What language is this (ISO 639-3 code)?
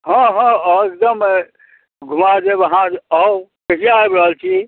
mai